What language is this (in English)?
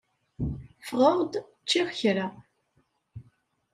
Kabyle